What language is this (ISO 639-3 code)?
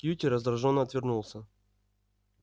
rus